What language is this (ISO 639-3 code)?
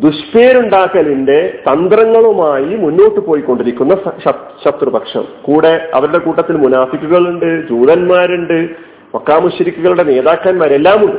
mal